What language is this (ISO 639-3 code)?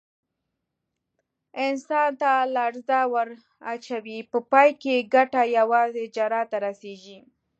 pus